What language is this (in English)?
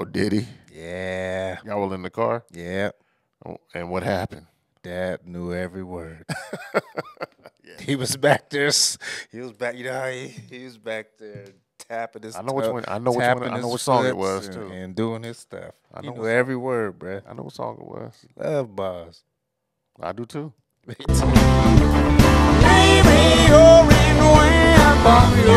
English